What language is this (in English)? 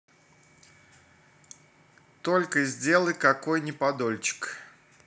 Russian